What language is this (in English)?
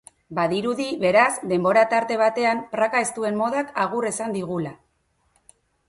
Basque